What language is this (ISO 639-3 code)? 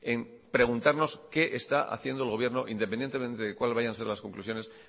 spa